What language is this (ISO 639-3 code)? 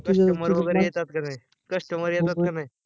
mar